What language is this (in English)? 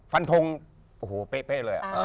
Thai